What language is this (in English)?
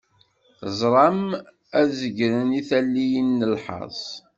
Kabyle